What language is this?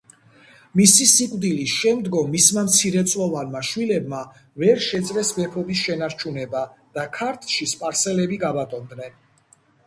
Georgian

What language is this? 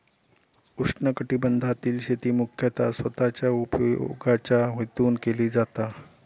Marathi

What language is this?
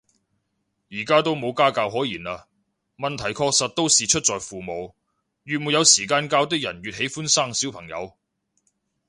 Cantonese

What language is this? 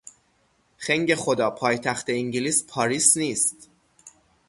Persian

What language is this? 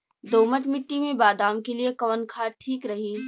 Bhojpuri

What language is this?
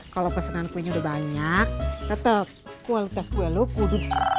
Indonesian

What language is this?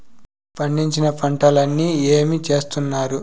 Telugu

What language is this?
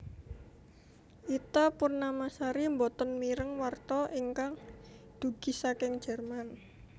Javanese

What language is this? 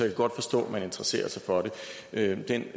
Danish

